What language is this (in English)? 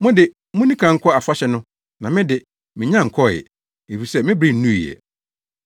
Akan